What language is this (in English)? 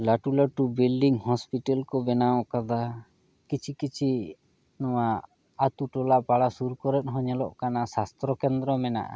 Santali